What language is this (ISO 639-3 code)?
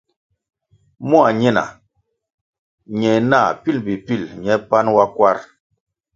nmg